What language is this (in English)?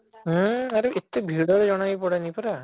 Odia